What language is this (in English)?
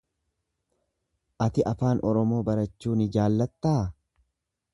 Oromo